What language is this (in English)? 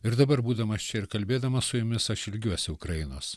Lithuanian